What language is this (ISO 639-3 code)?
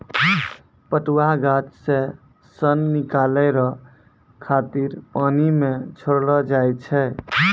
mai